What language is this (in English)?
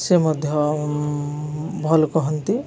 Odia